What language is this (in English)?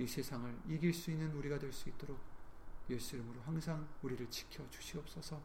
Korean